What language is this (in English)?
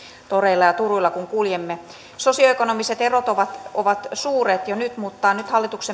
Finnish